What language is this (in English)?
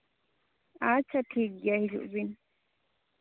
Santali